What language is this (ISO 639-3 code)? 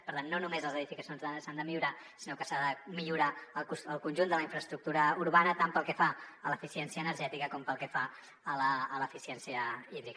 cat